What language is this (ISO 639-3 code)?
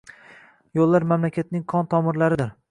uzb